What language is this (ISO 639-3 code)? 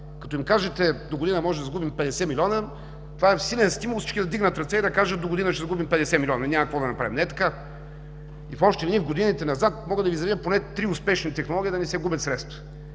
bul